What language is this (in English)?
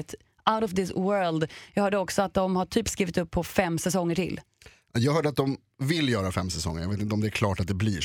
Swedish